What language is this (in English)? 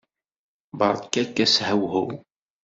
Kabyle